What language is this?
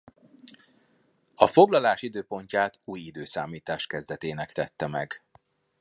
Hungarian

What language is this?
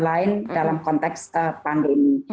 Indonesian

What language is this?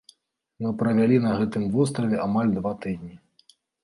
Belarusian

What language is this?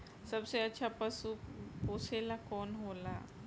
Bhojpuri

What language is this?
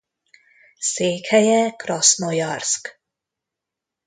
Hungarian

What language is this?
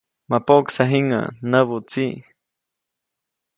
Copainalá Zoque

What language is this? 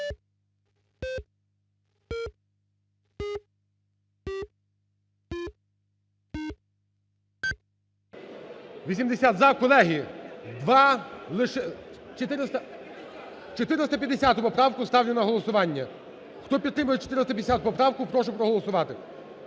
Ukrainian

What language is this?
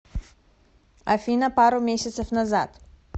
Russian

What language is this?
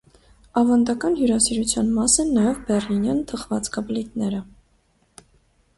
Armenian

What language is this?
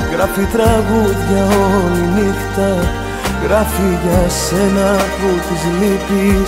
Greek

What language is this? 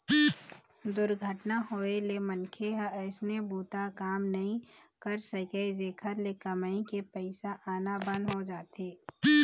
Chhattisgarhi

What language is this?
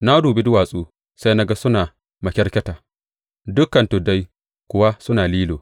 Hausa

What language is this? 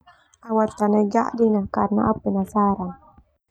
Termanu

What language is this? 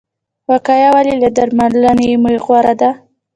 Pashto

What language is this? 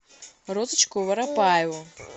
Russian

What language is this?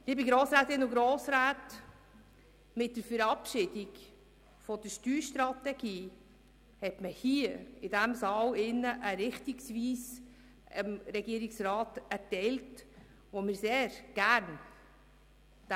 Swiss German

